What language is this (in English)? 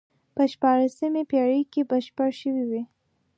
Pashto